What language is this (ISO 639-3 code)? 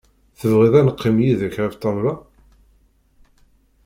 kab